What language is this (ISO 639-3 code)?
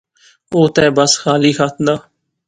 phr